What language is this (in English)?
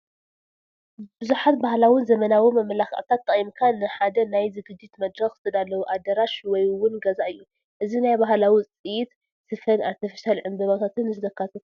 Tigrinya